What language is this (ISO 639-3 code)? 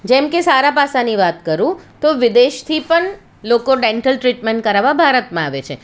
guj